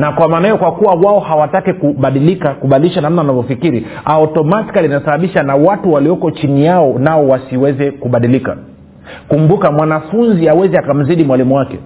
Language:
Swahili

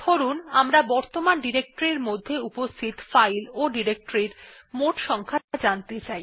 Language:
Bangla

